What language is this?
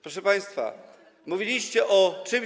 Polish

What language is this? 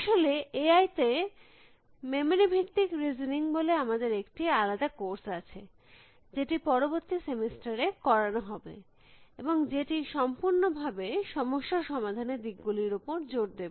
Bangla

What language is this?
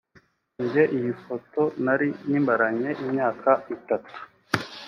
Kinyarwanda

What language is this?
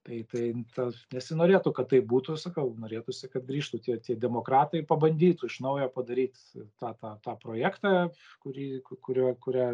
Lithuanian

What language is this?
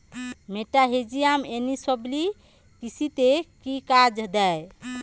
Bangla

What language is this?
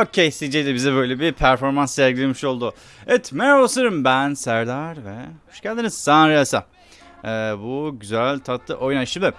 Turkish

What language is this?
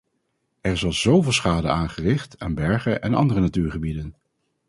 Dutch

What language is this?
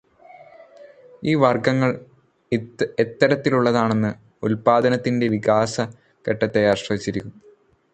Malayalam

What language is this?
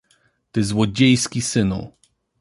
Polish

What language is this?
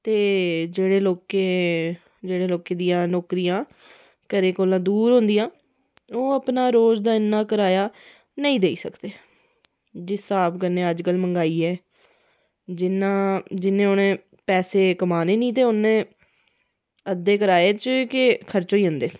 Dogri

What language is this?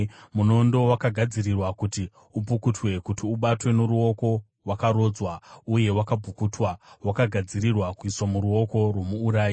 Shona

